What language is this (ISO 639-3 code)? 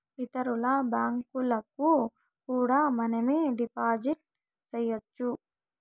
tel